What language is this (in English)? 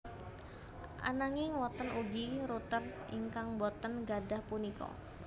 Javanese